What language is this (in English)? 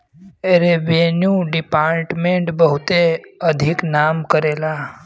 Bhojpuri